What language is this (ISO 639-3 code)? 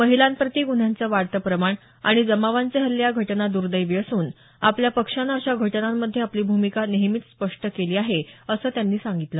mar